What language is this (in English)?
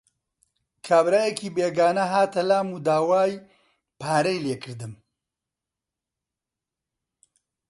Central Kurdish